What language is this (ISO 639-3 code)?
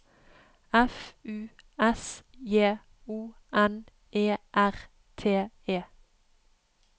nor